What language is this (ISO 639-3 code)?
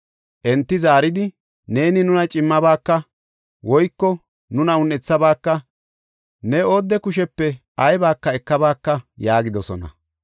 gof